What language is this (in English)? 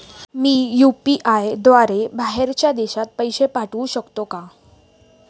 Marathi